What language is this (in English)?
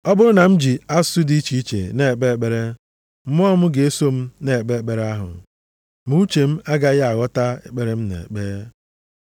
Igbo